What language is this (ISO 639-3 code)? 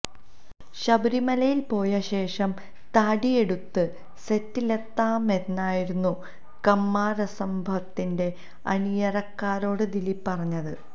mal